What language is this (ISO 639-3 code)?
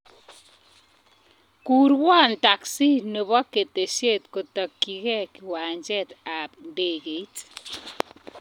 kln